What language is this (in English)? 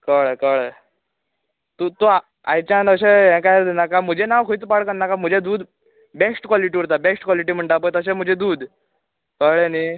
Konkani